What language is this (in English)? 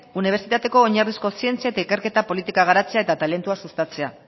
Basque